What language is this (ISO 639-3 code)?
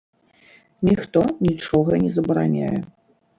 bel